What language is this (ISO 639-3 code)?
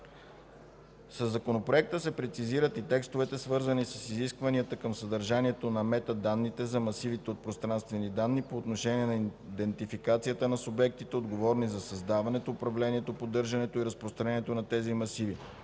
bul